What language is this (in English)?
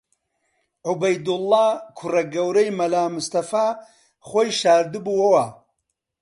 Central Kurdish